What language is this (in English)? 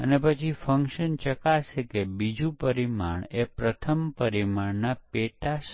Gujarati